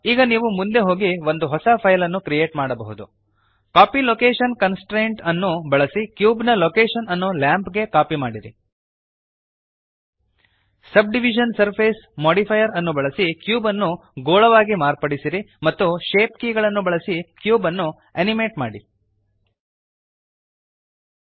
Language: Kannada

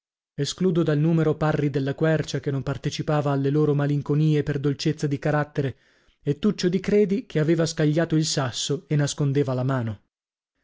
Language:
Italian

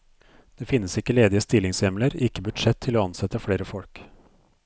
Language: Norwegian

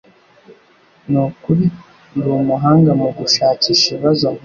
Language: Kinyarwanda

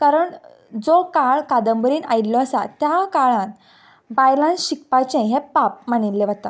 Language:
Konkani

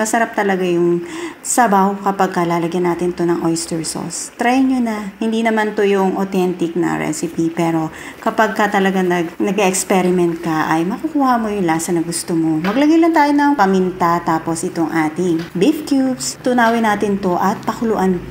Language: Filipino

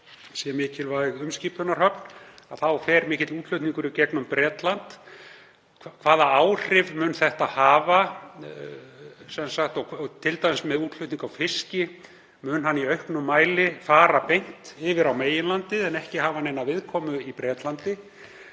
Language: Icelandic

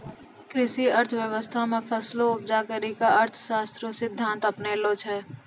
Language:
Maithili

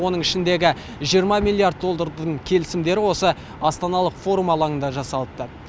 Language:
Kazakh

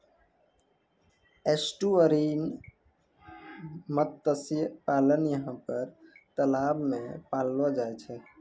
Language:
Maithili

